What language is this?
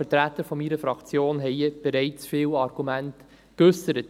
Swiss German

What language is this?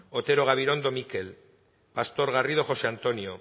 Basque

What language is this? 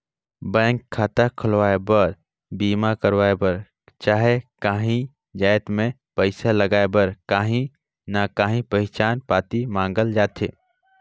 Chhattisgarhi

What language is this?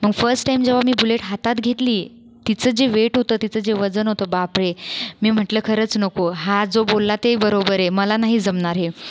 Marathi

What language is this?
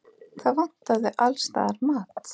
Icelandic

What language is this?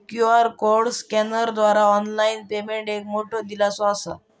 Marathi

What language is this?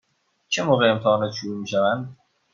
Persian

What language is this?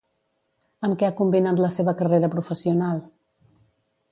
Catalan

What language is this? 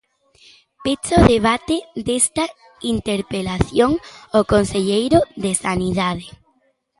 Galician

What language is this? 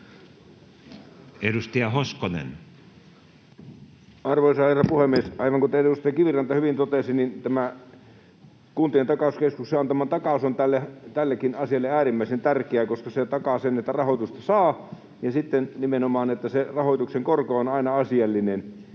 Finnish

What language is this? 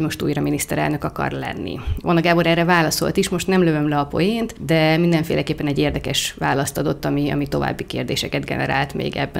Hungarian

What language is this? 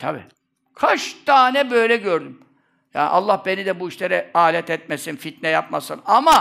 Turkish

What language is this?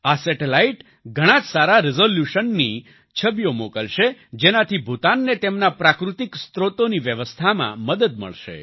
Gujarati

